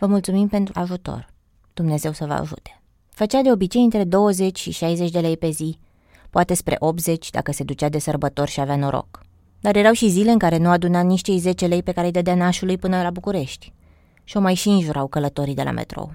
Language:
Romanian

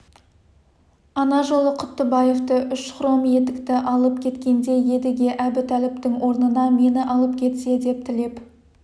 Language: Kazakh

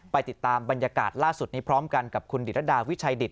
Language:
Thai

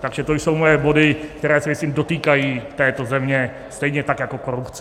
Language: Czech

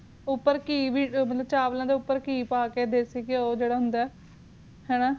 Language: Punjabi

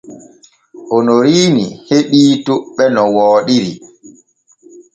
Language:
Borgu Fulfulde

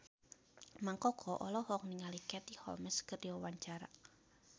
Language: Sundanese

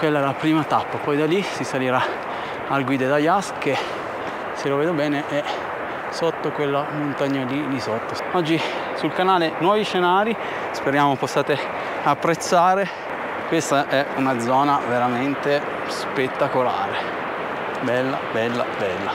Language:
Italian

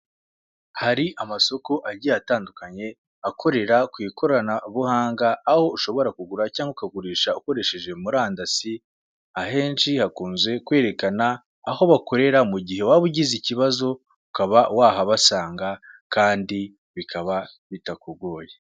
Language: Kinyarwanda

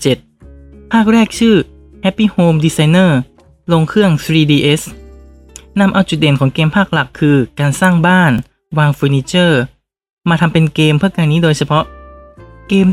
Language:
Thai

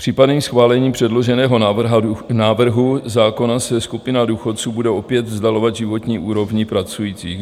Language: Czech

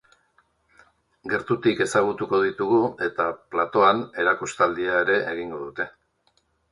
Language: Basque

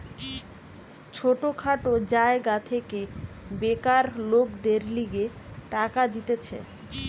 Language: Bangla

